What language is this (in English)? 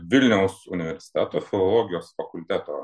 Lithuanian